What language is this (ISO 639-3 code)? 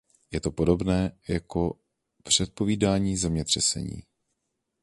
ces